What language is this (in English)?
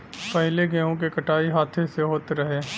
Bhojpuri